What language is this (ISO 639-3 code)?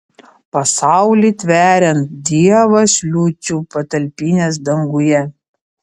lit